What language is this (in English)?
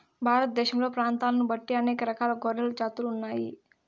Telugu